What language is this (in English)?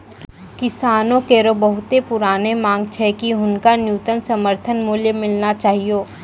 Maithili